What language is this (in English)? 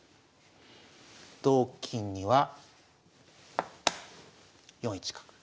Japanese